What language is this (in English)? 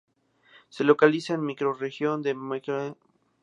Spanish